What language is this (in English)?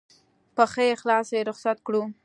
Pashto